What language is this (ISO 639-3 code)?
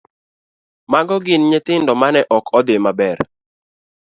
luo